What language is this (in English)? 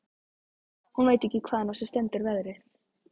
Icelandic